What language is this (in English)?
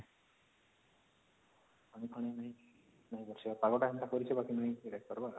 Odia